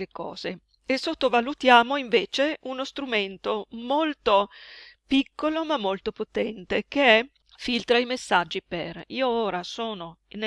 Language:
Italian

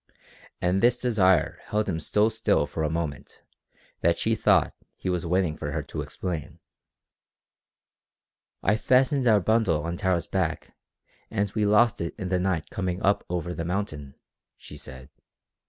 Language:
English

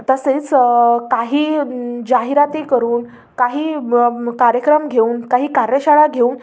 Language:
Marathi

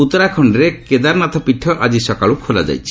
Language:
Odia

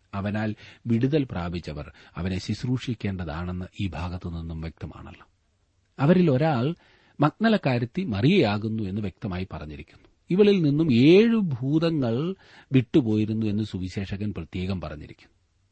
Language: Malayalam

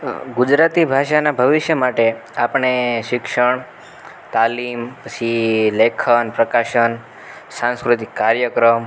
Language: Gujarati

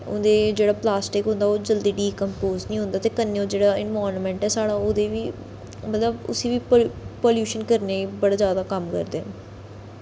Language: Dogri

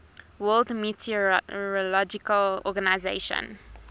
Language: English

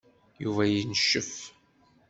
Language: Kabyle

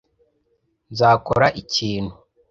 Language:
Kinyarwanda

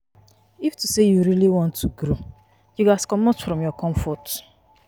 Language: Nigerian Pidgin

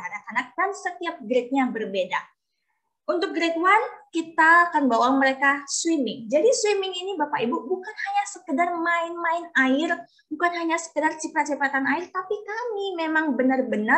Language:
Indonesian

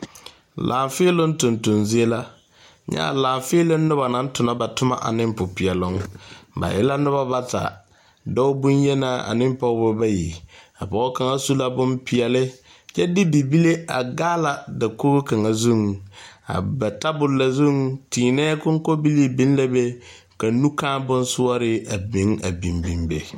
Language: Southern Dagaare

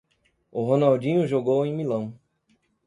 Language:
Portuguese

